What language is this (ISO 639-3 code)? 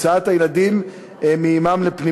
heb